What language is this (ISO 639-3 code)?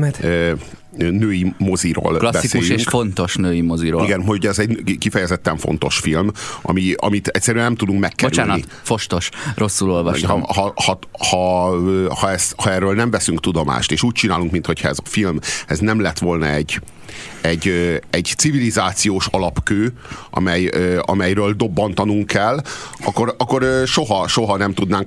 hun